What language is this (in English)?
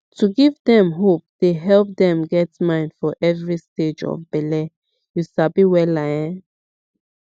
Nigerian Pidgin